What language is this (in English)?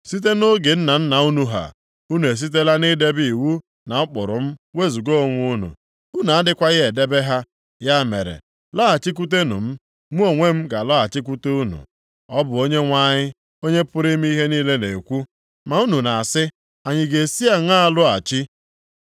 Igbo